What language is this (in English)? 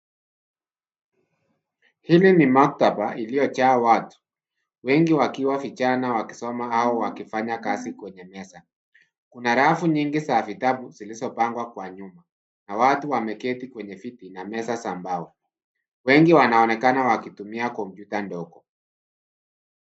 Swahili